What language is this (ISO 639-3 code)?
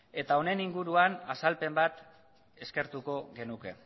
eus